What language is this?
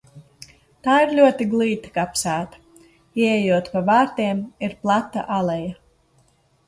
Latvian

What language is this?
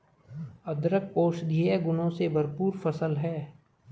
Hindi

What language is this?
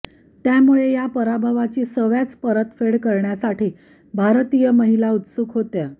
Marathi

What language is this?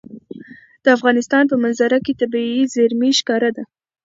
Pashto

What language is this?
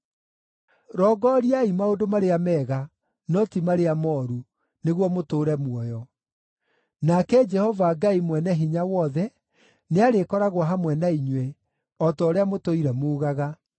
Kikuyu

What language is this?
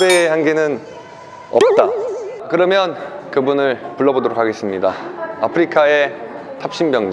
Korean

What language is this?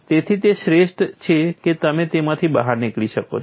Gujarati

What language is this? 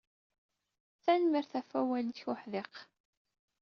Kabyle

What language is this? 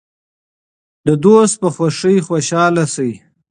Pashto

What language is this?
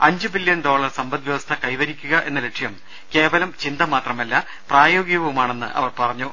Malayalam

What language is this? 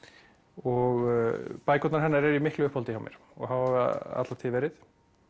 Icelandic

